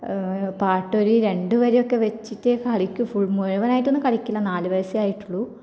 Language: Malayalam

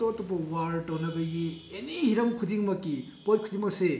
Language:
Manipuri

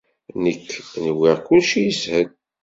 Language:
Kabyle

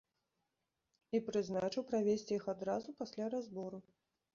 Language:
Belarusian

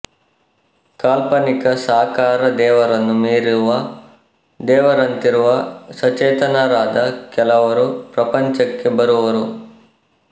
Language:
Kannada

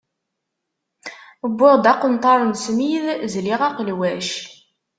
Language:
Kabyle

